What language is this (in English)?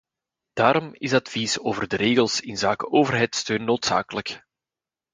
Dutch